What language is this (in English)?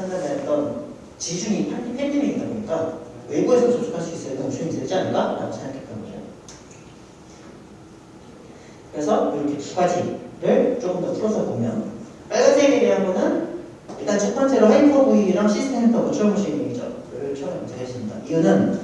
Korean